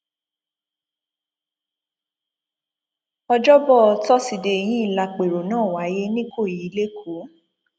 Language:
Yoruba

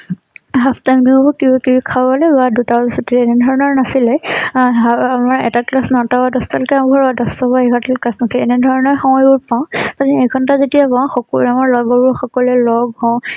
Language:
Assamese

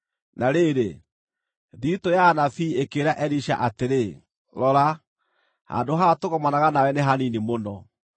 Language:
Kikuyu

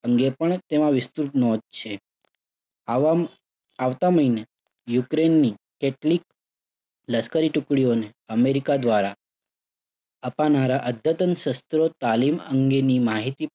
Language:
Gujarati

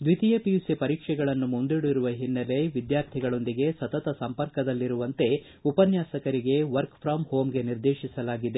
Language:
Kannada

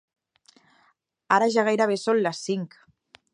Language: Catalan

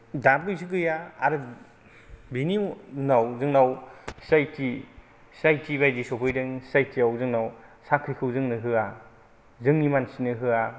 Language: Bodo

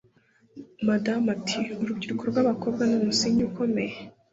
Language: Kinyarwanda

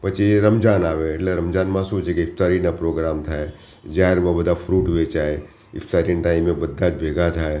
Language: Gujarati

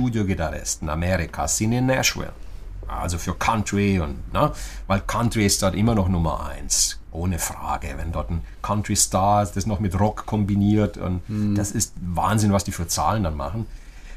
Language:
German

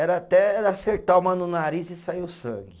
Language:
Portuguese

